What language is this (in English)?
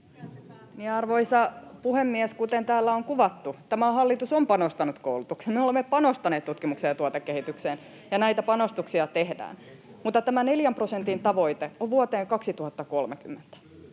Finnish